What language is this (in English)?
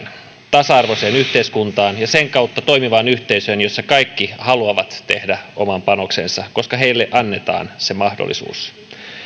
Finnish